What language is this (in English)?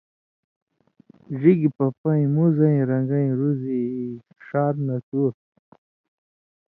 Indus Kohistani